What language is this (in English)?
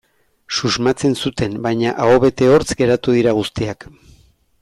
Basque